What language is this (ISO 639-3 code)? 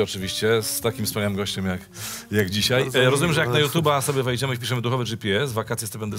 pol